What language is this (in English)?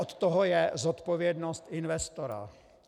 Czech